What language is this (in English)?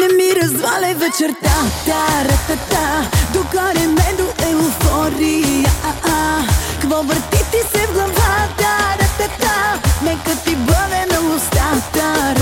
Bulgarian